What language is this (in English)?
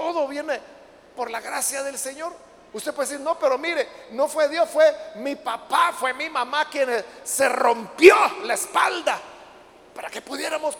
Spanish